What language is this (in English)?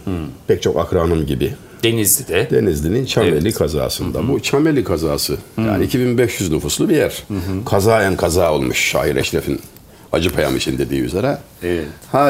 Turkish